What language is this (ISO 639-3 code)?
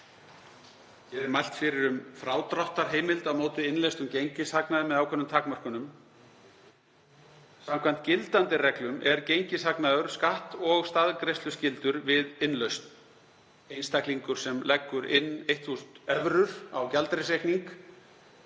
isl